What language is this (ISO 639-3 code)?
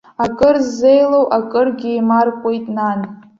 abk